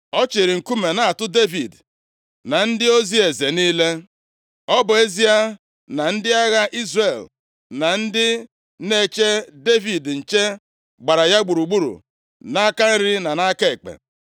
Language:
Igbo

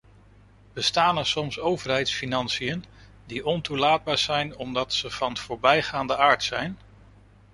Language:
Dutch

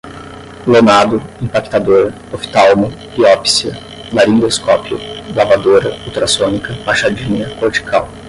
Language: Portuguese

